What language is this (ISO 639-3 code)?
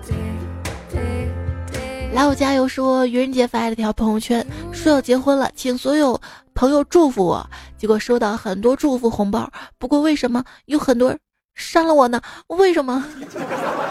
zho